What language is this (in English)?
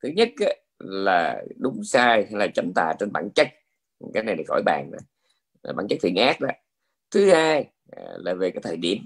Vietnamese